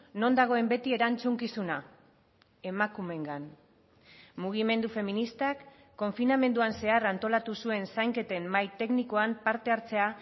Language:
Basque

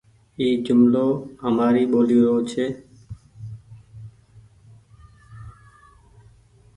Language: Goaria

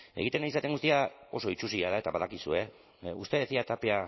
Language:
Basque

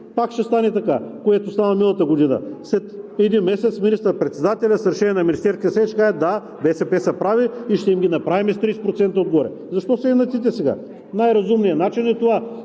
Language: Bulgarian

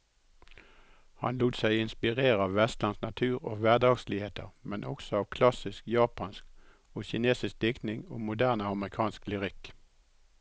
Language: Norwegian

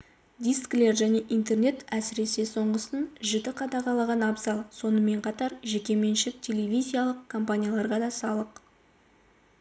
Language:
Kazakh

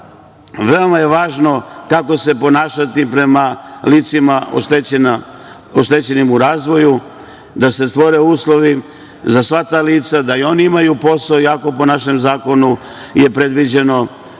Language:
Serbian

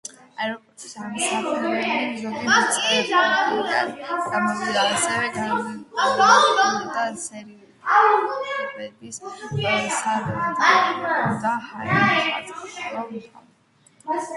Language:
Georgian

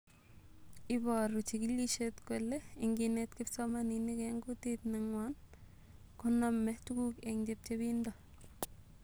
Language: Kalenjin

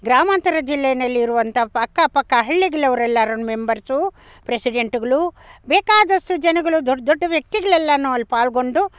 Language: Kannada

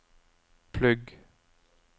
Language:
Norwegian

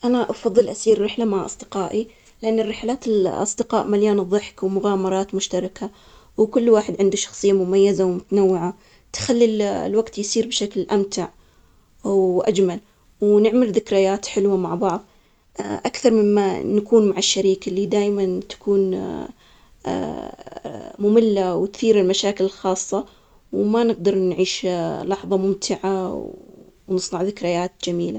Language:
Omani Arabic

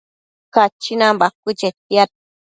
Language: Matsés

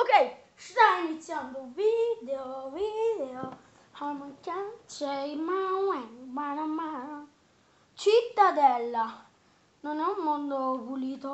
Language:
Italian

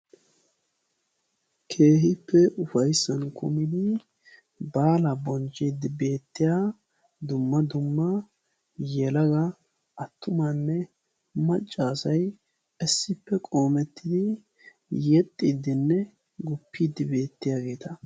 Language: Wolaytta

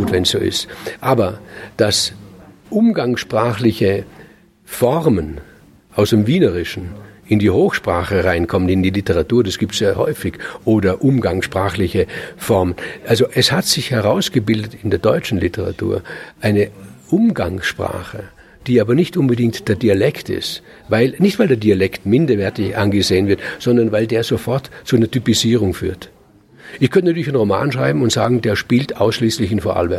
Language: German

